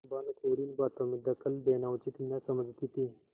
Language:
Hindi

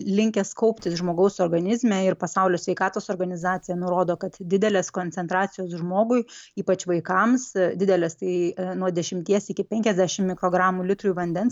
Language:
Lithuanian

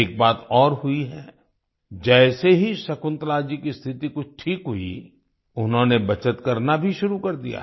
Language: Hindi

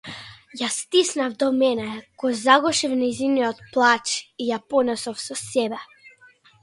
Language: Macedonian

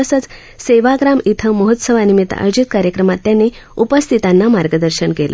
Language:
Marathi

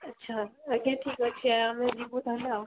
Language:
Odia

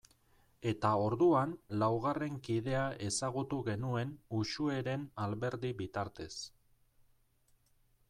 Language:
Basque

